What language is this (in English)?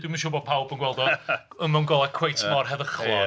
Welsh